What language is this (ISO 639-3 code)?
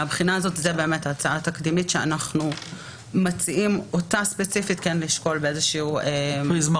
heb